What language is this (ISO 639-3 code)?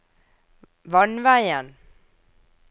nor